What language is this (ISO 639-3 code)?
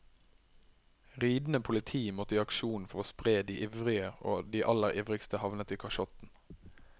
nor